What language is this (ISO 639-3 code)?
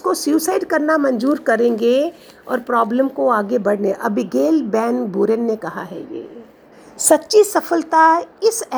hin